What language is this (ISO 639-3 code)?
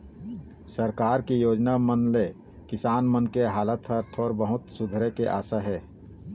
hne